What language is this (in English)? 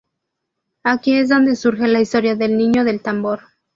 Spanish